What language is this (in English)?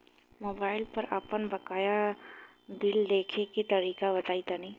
Bhojpuri